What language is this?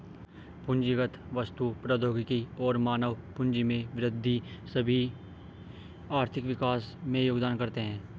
Hindi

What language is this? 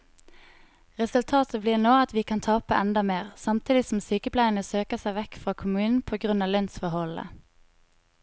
Norwegian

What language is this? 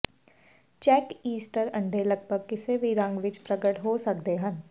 Punjabi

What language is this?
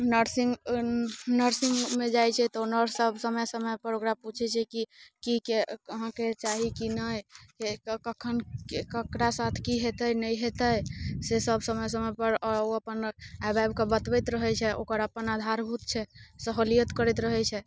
Maithili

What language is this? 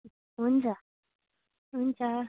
Nepali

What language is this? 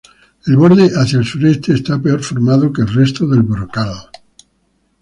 Spanish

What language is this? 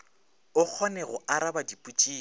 Northern Sotho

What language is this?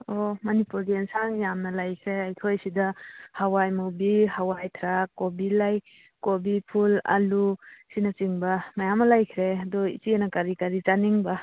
Manipuri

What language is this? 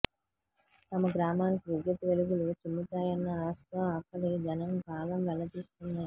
Telugu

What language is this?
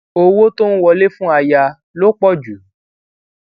Yoruba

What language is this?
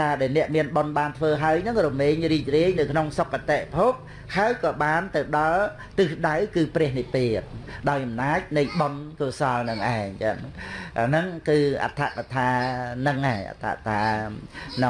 Vietnamese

